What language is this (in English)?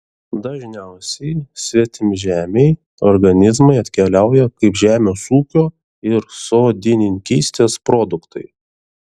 Lithuanian